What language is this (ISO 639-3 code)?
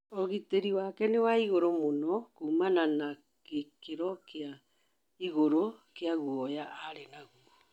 kik